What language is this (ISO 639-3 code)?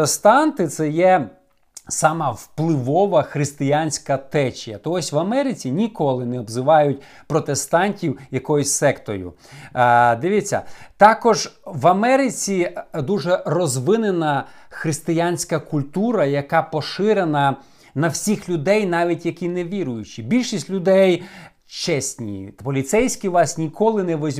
ukr